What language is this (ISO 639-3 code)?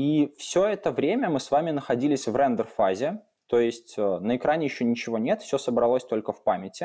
rus